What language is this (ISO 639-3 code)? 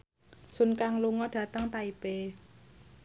jav